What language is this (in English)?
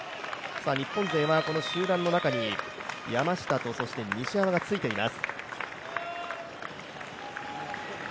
Japanese